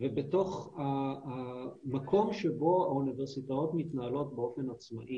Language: Hebrew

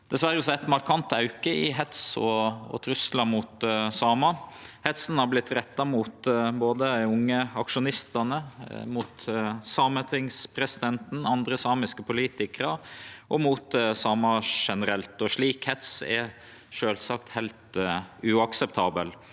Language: Norwegian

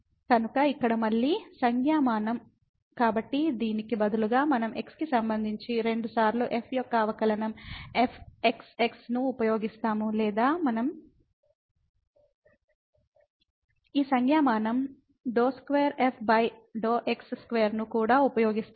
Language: Telugu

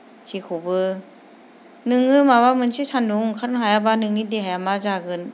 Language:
Bodo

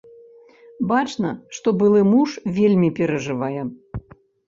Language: Belarusian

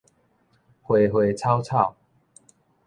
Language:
Min Nan Chinese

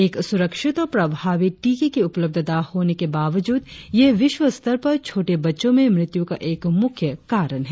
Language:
Hindi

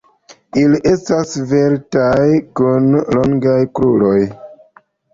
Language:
Esperanto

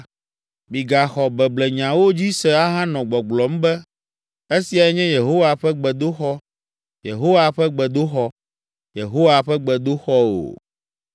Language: Ewe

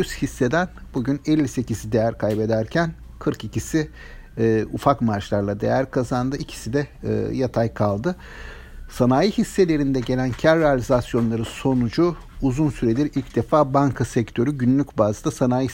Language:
Turkish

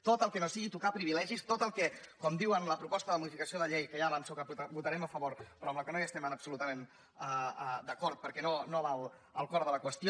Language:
Catalan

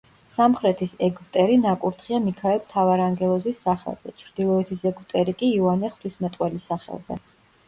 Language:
Georgian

